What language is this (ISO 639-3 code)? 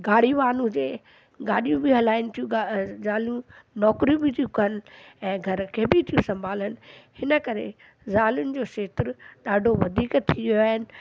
snd